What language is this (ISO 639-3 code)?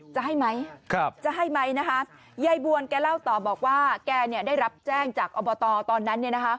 tha